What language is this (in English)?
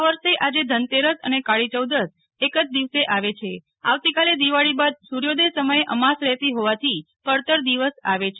Gujarati